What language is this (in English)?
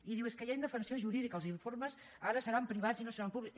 Catalan